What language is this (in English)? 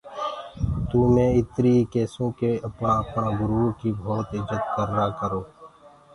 Gurgula